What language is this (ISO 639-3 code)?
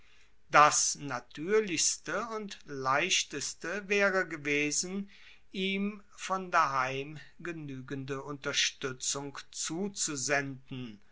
deu